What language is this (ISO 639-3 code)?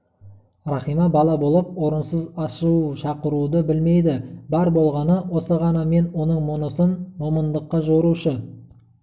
kaz